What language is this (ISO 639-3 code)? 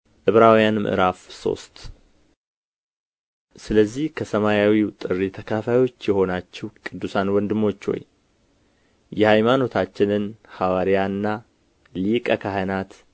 amh